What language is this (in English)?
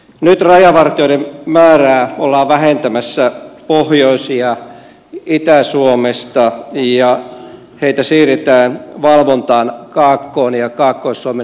Finnish